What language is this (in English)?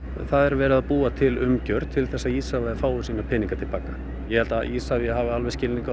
Icelandic